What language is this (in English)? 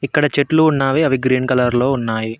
Telugu